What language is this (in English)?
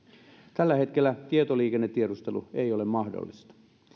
Finnish